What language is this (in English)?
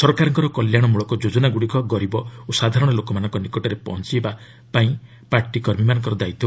Odia